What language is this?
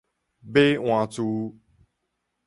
Min Nan Chinese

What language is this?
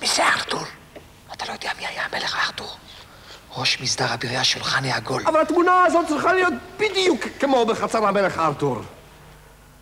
Hebrew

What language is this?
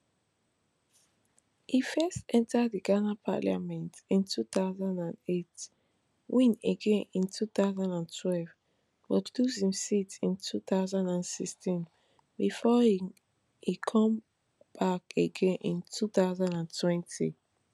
Nigerian Pidgin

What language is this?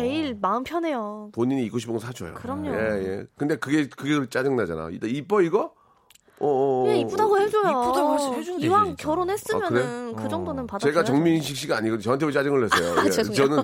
Korean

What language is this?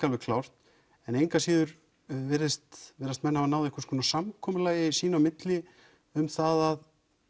Icelandic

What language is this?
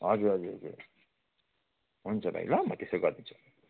Nepali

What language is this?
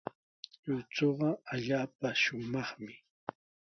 Sihuas Ancash Quechua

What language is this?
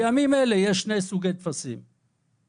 Hebrew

